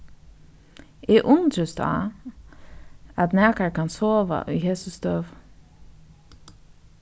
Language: Faroese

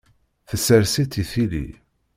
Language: Kabyle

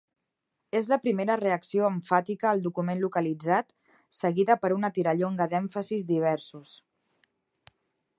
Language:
Catalan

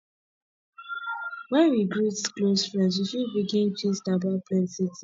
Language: Nigerian Pidgin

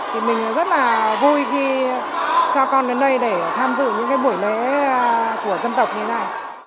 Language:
Vietnamese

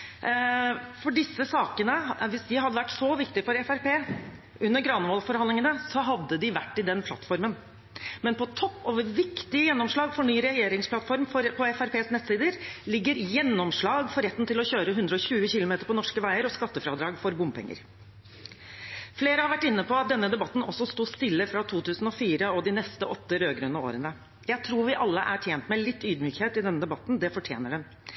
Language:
Norwegian Bokmål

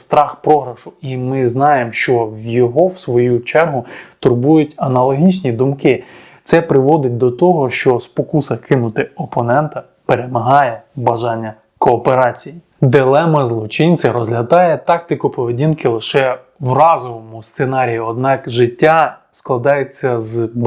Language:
Ukrainian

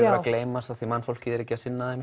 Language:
Icelandic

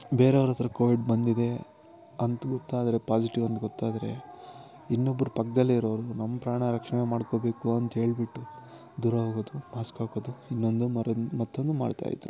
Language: Kannada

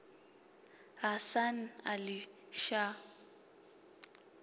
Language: Venda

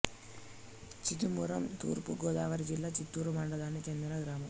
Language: Telugu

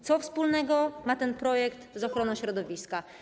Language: Polish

